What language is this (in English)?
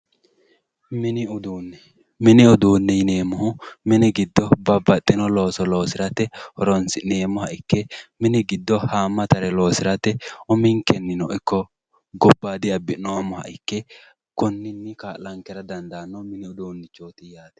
Sidamo